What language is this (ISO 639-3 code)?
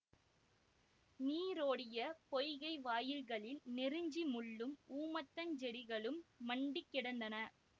tam